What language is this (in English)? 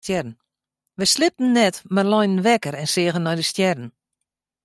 Western Frisian